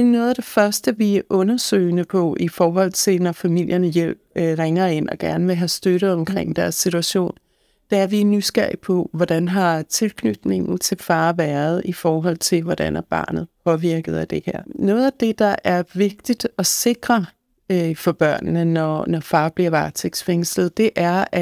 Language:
Danish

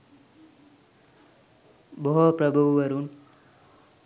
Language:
Sinhala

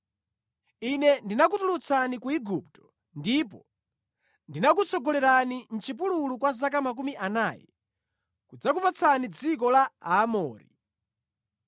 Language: Nyanja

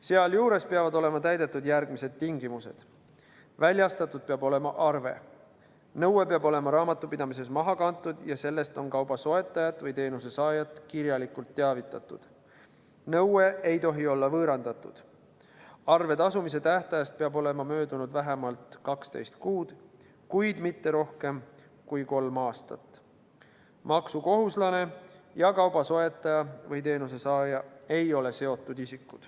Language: Estonian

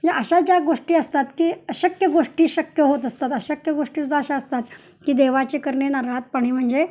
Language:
Marathi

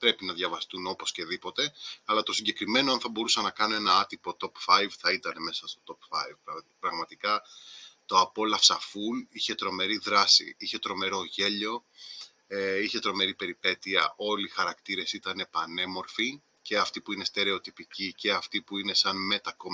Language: Greek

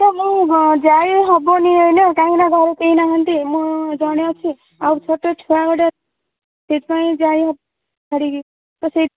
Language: Odia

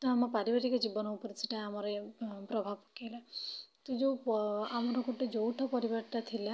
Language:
Odia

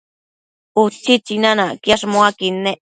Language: Matsés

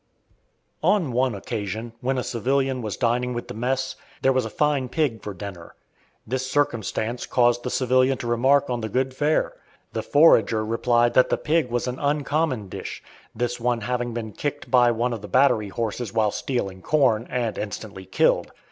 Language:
English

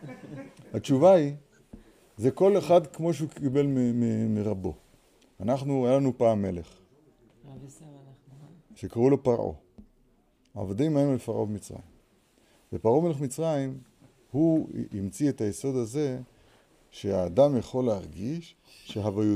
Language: Hebrew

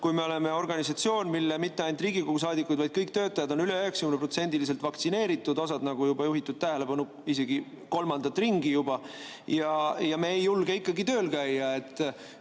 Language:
Estonian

